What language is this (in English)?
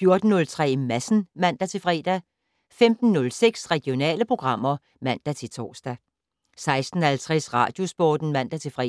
Danish